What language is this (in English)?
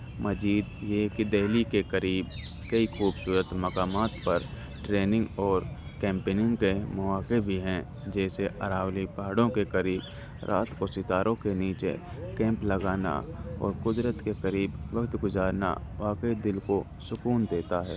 Urdu